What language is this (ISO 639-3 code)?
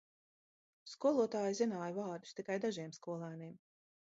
lav